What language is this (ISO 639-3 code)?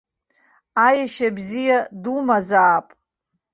abk